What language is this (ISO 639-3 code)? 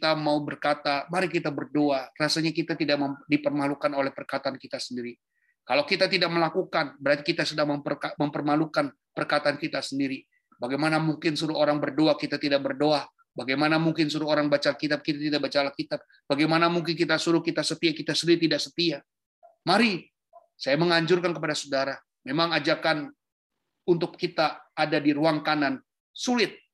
ind